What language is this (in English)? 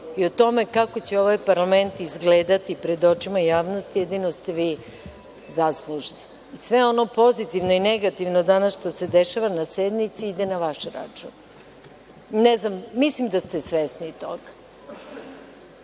Serbian